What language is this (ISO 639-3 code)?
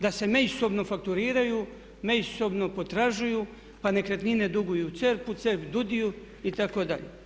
hrv